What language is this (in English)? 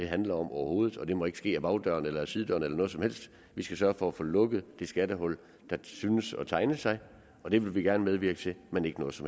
Danish